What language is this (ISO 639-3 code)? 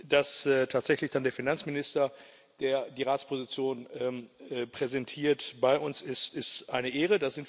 deu